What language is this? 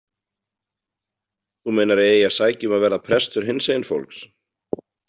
Icelandic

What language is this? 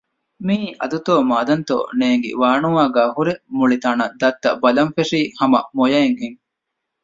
Divehi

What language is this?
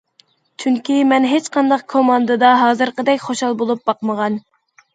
Uyghur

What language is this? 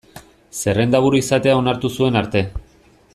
Basque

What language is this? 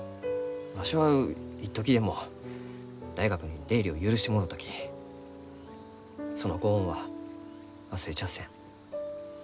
Japanese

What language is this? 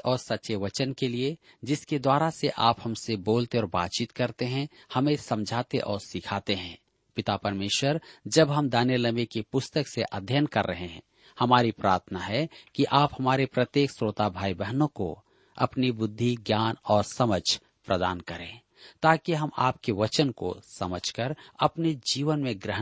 Hindi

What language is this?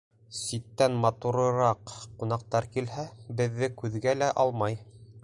Bashkir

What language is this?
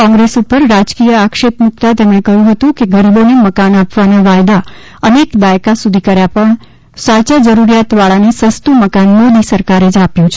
Gujarati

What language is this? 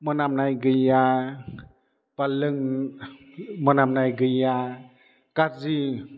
Bodo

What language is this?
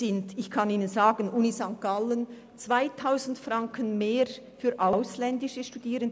Swiss German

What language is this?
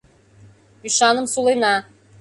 Mari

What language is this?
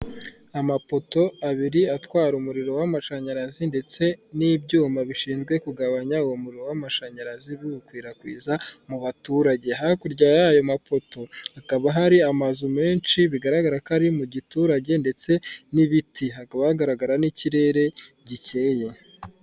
Kinyarwanda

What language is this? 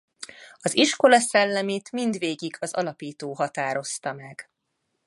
Hungarian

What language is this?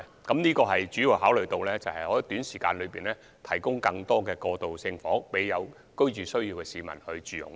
Cantonese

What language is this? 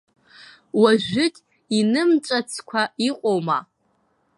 Abkhazian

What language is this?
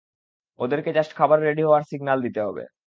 Bangla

